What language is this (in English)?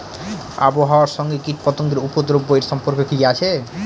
Bangla